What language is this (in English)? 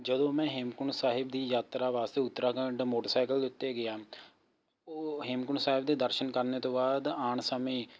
Punjabi